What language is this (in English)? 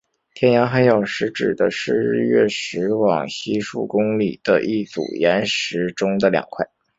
Chinese